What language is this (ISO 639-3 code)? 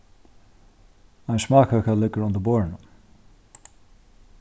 fao